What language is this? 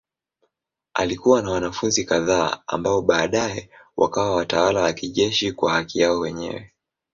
Swahili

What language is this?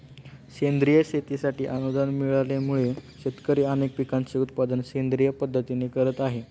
Marathi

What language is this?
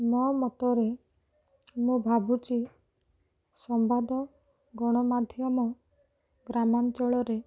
Odia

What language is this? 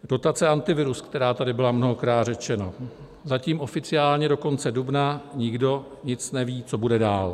Czech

